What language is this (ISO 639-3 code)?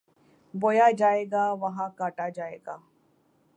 urd